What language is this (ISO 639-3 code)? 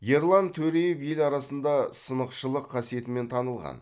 kaz